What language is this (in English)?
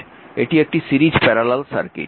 Bangla